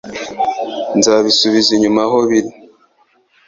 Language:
Kinyarwanda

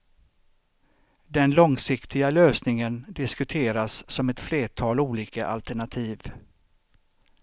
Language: Swedish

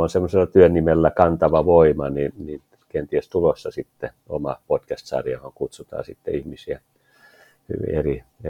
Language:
Finnish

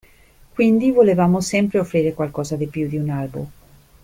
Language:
Italian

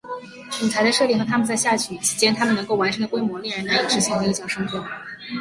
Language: Chinese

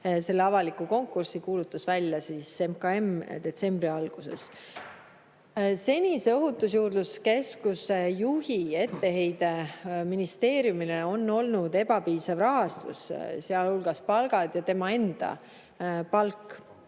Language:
Estonian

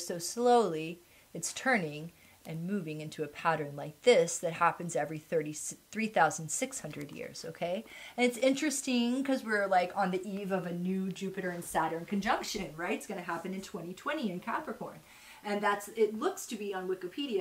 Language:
English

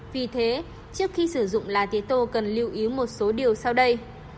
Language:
Vietnamese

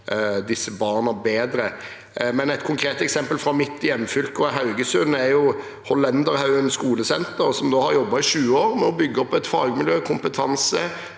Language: Norwegian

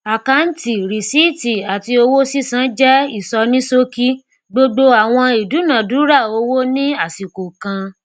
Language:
Yoruba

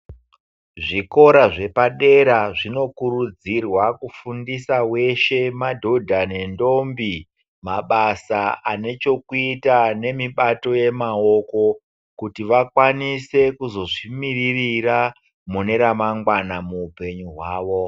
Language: Ndau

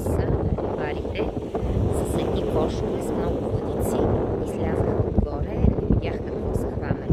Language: Bulgarian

